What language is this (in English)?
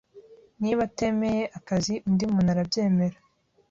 Kinyarwanda